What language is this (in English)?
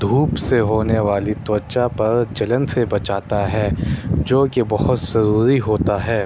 Urdu